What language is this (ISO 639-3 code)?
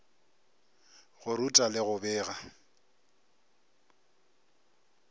nso